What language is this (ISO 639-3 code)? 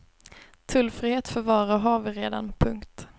swe